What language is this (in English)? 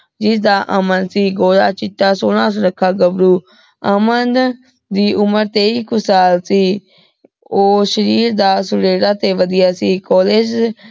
Punjabi